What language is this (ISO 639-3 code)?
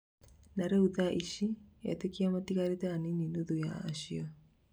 kik